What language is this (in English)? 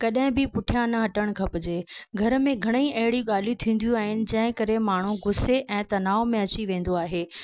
Sindhi